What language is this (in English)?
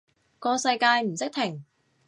Cantonese